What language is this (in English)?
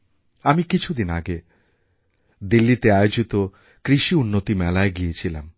Bangla